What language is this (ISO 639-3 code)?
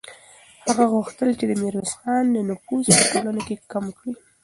pus